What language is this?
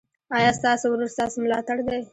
Pashto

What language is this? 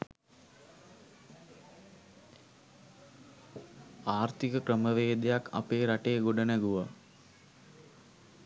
Sinhala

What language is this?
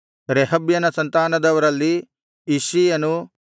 Kannada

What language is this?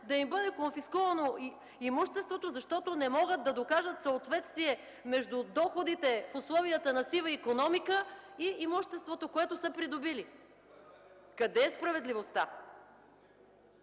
Bulgarian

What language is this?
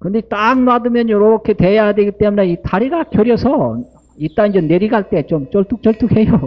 Korean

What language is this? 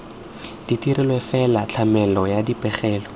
Tswana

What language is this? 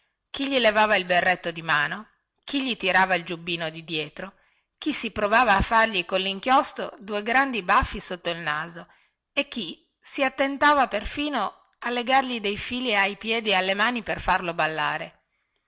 Italian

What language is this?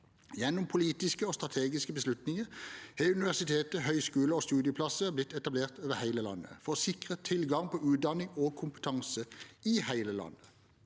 Norwegian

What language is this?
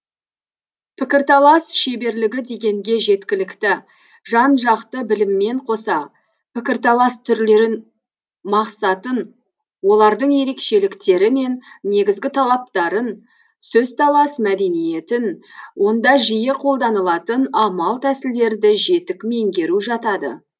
Kazakh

